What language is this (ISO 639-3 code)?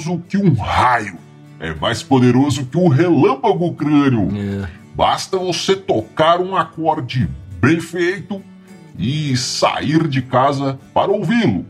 por